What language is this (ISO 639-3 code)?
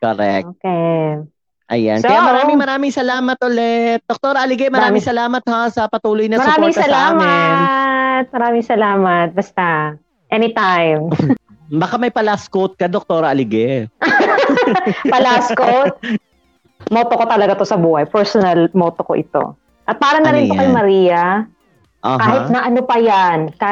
fil